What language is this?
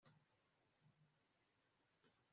Kinyarwanda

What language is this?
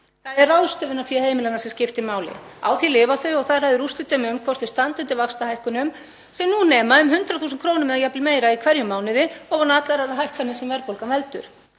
Icelandic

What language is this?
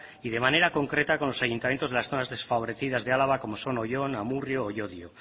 Spanish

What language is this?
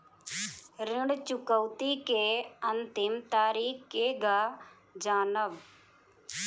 Bhojpuri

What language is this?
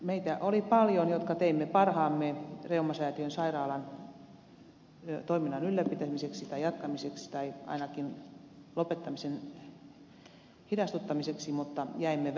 Finnish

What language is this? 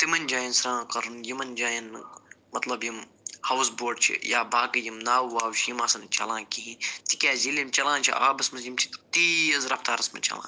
Kashmiri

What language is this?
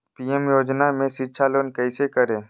Magahi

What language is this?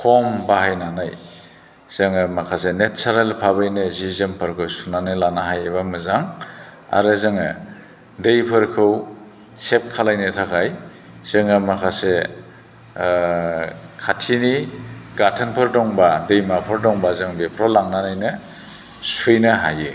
Bodo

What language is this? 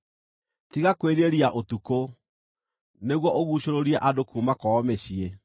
Kikuyu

